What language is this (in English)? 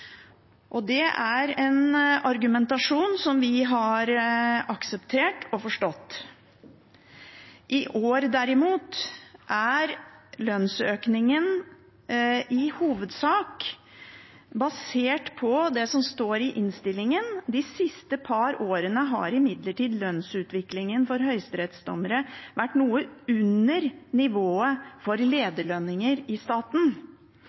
Norwegian Bokmål